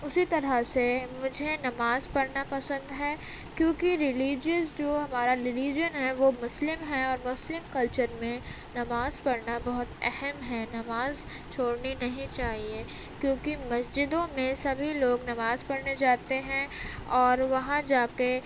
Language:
Urdu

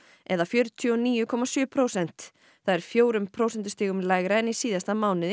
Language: Icelandic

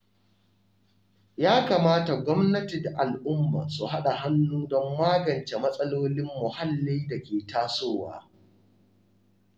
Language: Hausa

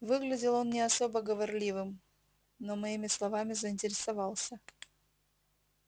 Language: Russian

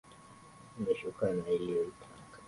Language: Swahili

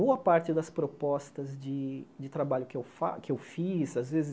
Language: Portuguese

